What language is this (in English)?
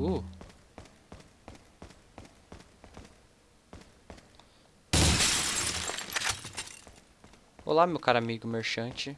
Portuguese